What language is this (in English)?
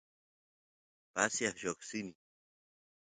Santiago del Estero Quichua